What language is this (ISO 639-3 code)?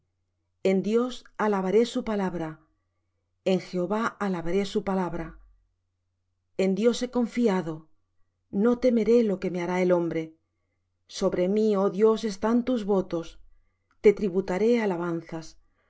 spa